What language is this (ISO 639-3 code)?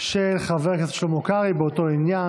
heb